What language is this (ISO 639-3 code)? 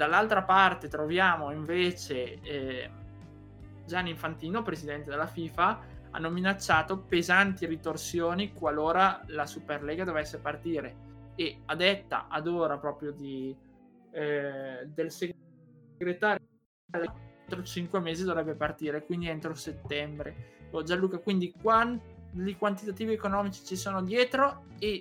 ita